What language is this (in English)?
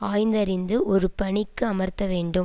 Tamil